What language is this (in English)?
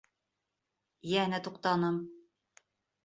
Bashkir